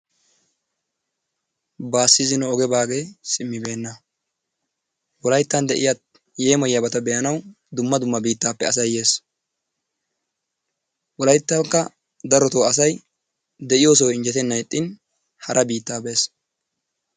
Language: Wolaytta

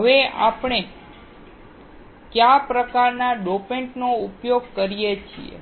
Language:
Gujarati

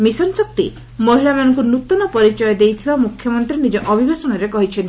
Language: Odia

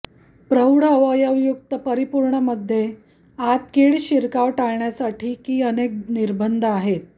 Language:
Marathi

